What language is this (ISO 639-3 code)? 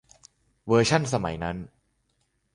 tha